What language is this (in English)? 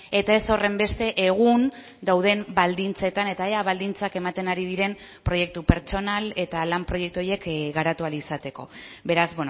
Basque